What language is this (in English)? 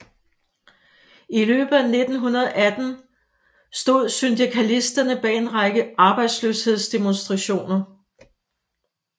Danish